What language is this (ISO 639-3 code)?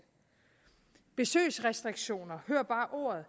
dan